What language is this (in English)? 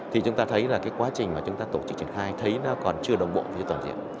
Vietnamese